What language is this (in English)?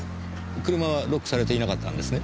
Japanese